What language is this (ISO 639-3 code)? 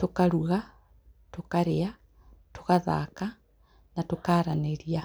kik